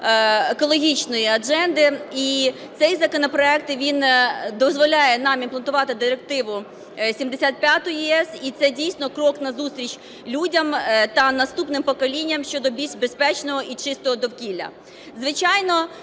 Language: Ukrainian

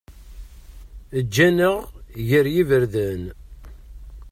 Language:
Kabyle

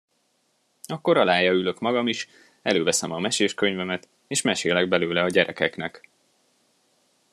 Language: Hungarian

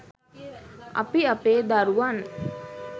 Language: Sinhala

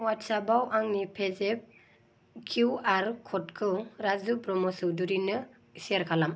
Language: Bodo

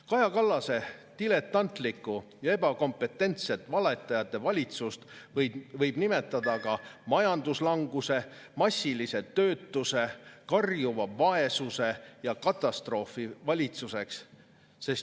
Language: Estonian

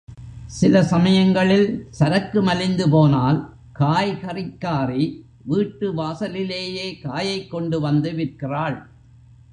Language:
Tamil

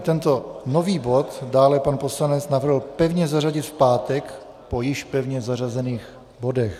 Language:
Czech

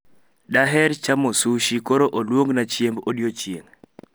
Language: Luo (Kenya and Tanzania)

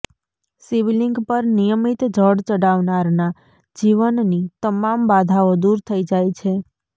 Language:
Gujarati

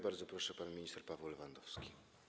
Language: Polish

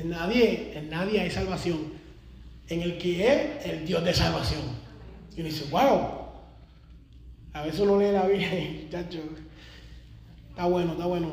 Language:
Spanish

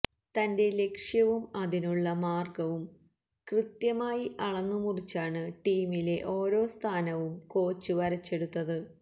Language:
Malayalam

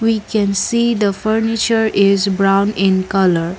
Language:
English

